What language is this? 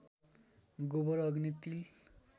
Nepali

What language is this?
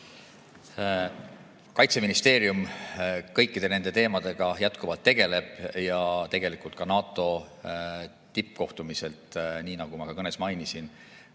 Estonian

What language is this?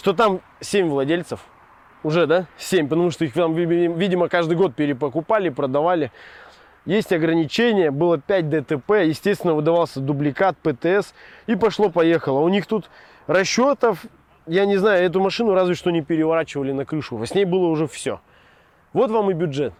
Russian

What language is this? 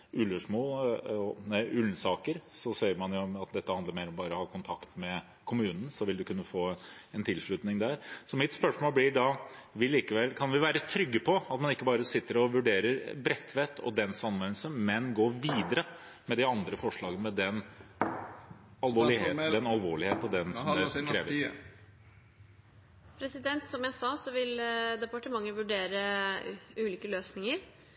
Norwegian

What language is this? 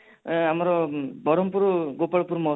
Odia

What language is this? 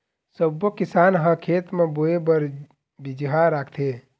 Chhattisgarhi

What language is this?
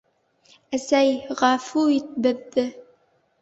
Bashkir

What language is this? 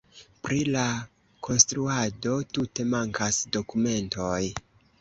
Esperanto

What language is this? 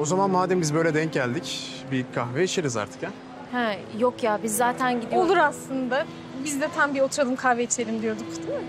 Turkish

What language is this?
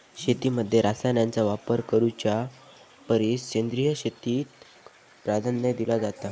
Marathi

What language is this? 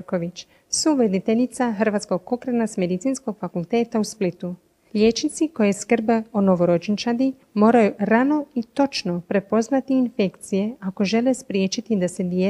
Croatian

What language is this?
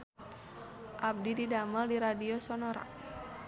Sundanese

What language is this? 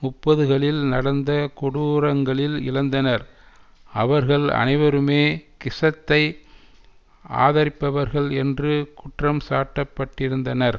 Tamil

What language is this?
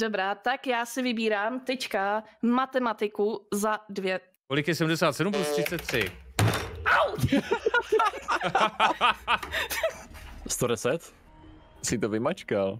Czech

